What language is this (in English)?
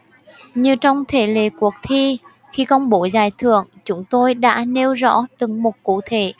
Vietnamese